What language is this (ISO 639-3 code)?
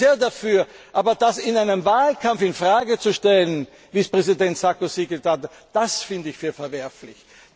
deu